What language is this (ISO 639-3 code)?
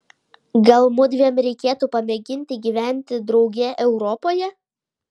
lit